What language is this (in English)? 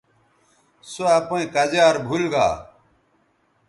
Bateri